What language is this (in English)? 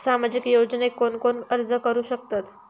Marathi